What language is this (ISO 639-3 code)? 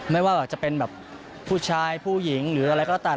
tha